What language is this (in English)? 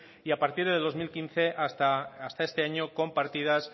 Spanish